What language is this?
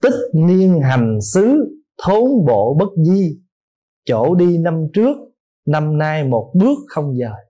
Vietnamese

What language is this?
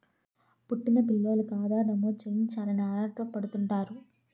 Telugu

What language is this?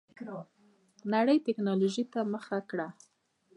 Pashto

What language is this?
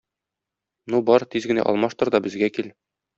Tatar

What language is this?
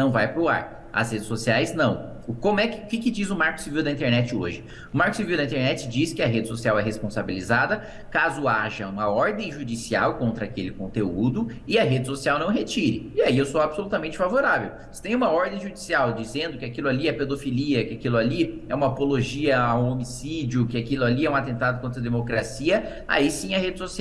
Portuguese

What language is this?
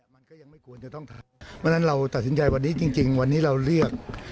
Thai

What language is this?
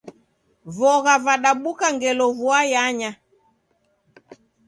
Taita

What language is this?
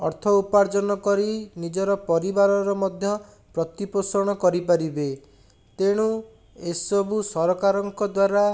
Odia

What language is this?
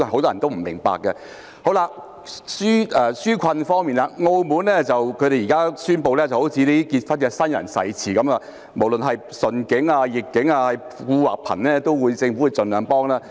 Cantonese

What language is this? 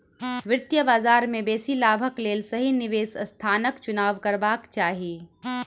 Maithili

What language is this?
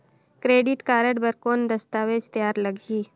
Chhattisgarhi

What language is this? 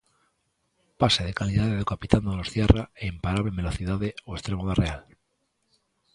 Galician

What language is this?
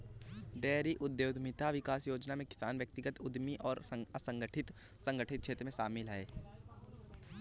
Hindi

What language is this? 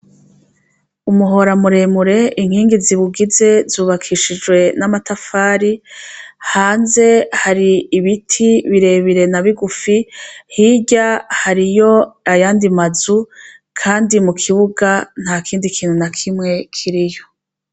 Rundi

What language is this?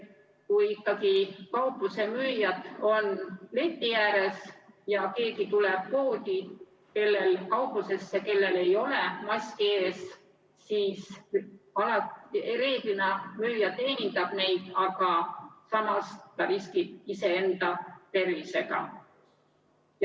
Estonian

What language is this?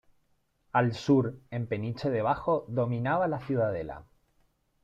Spanish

